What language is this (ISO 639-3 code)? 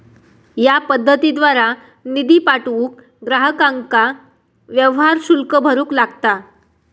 mar